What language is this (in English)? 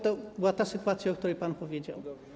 Polish